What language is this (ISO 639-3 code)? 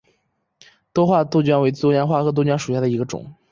zho